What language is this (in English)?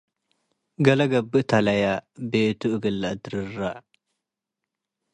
Tigre